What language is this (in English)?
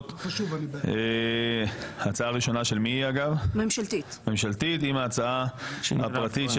Hebrew